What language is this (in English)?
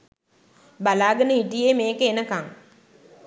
Sinhala